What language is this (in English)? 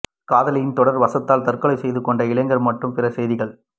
Tamil